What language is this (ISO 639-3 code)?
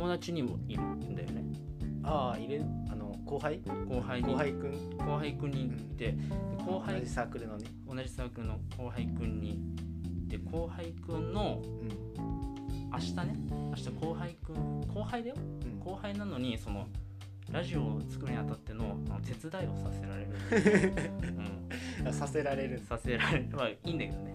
jpn